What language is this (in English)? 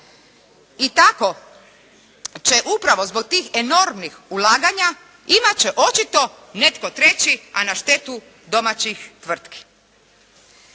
Croatian